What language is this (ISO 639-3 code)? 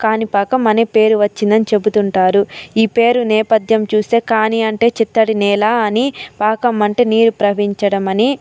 tel